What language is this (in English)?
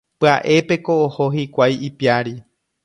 Guarani